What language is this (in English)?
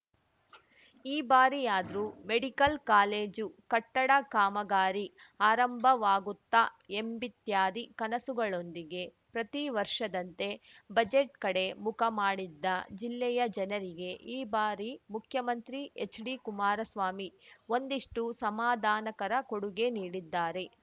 Kannada